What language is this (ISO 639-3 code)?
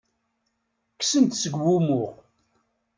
kab